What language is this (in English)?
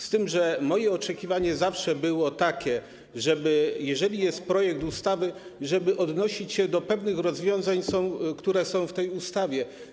Polish